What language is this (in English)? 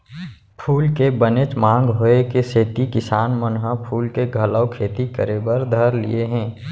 Chhattisgarhi